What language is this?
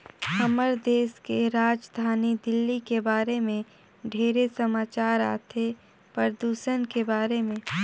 Chhattisgarhi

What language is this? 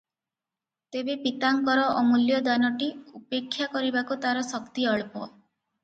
Odia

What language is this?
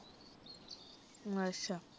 Punjabi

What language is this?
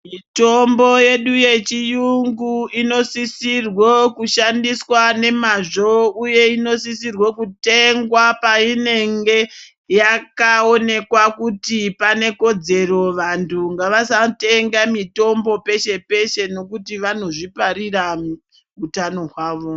Ndau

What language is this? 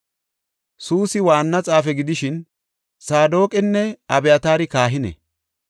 Gofa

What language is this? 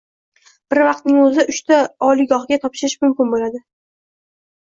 Uzbek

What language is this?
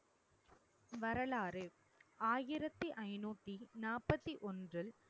Tamil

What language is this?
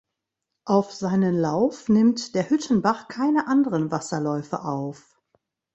German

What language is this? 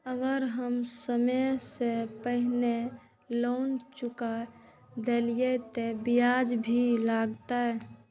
Maithili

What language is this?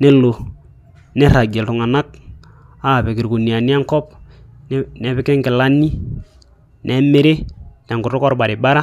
Masai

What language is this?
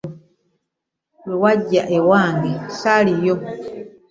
Ganda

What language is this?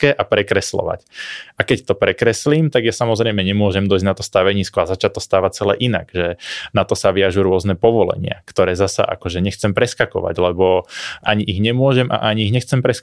Slovak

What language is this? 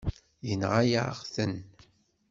Kabyle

